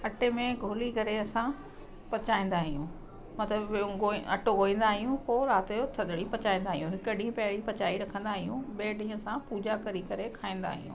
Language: Sindhi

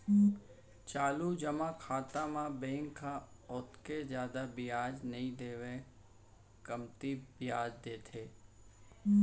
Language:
Chhattisgarhi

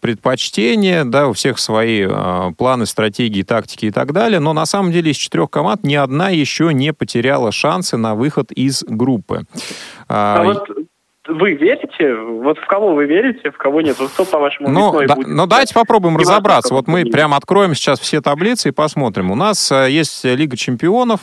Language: Russian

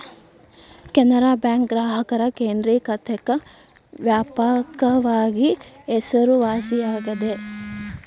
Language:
Kannada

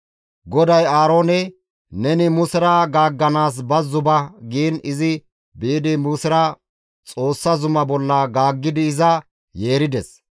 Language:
Gamo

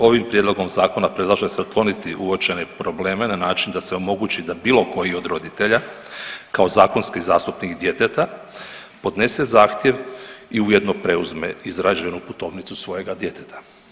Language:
Croatian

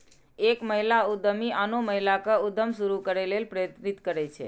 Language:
Maithili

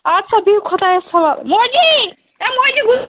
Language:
Kashmiri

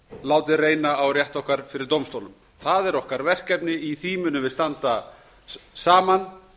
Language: Icelandic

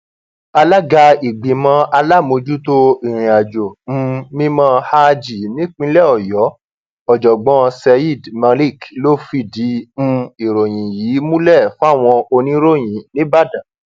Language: Yoruba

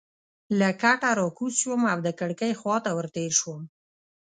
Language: Pashto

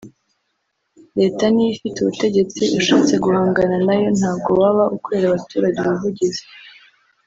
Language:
Kinyarwanda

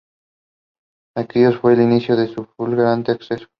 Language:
Spanish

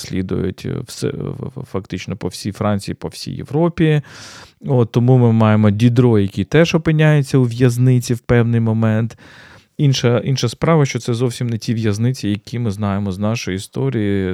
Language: Ukrainian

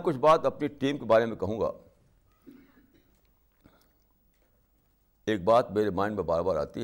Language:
Urdu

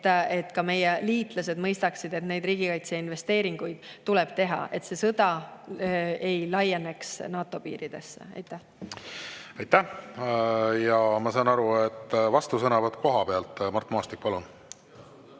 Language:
Estonian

